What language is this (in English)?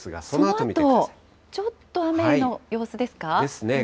Japanese